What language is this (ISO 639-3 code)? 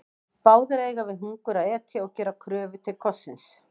isl